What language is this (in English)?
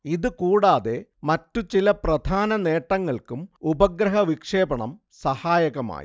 Malayalam